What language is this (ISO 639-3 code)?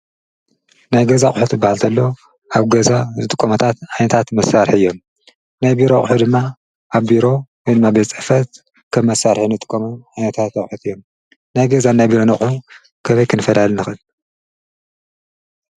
tir